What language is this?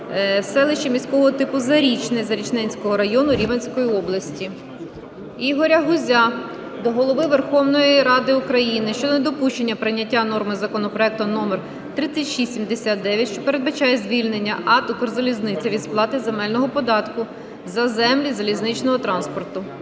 Ukrainian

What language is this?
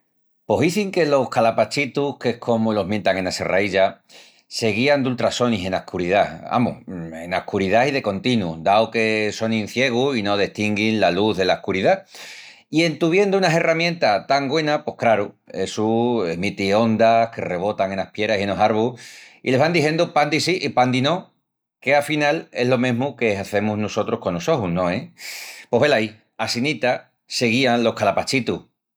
Extremaduran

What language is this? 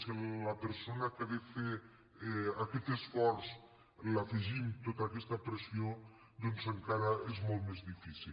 Catalan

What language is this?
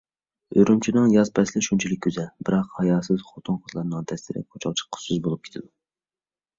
Uyghur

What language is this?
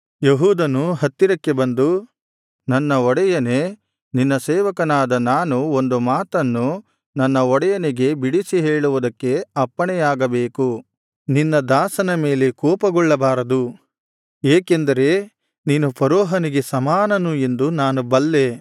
Kannada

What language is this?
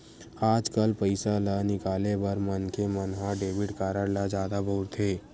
Chhattisgarhi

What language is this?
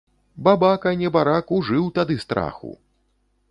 Belarusian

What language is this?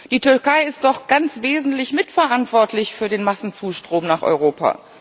German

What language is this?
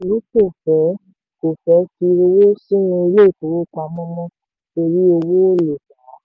Yoruba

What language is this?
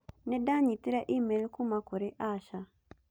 Kikuyu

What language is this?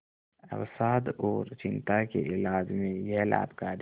Hindi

